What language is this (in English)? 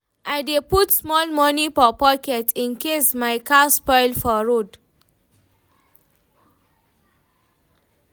Nigerian Pidgin